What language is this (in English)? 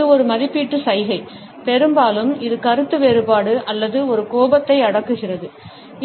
Tamil